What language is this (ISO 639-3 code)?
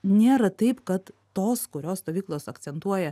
lit